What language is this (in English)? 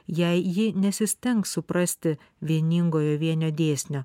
Lithuanian